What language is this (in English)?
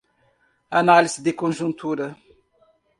Portuguese